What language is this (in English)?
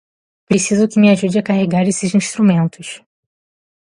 Portuguese